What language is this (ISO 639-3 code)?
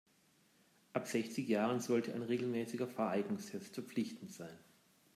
deu